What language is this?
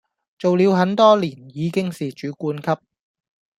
Cantonese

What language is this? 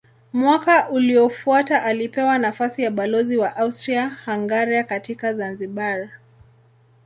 Swahili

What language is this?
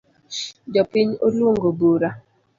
Luo (Kenya and Tanzania)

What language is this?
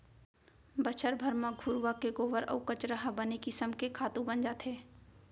Chhattisgarhi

